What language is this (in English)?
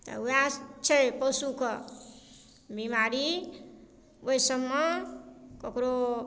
Maithili